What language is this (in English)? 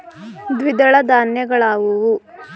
Kannada